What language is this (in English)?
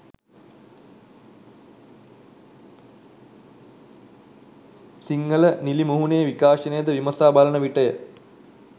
Sinhala